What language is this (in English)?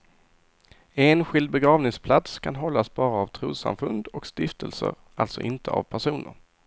Swedish